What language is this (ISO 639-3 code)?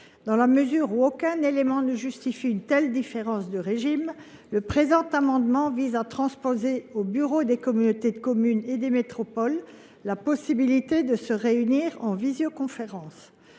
fra